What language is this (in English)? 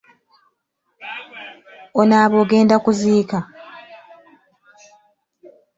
Ganda